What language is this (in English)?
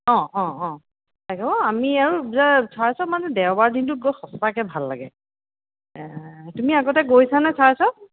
Assamese